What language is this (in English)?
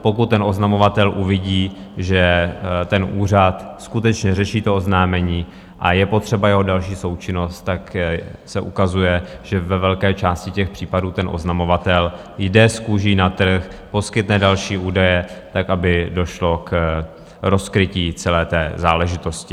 Czech